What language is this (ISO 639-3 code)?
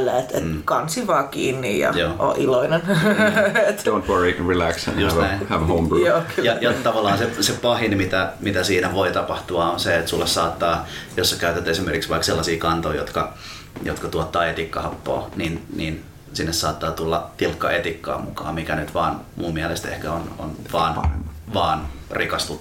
fin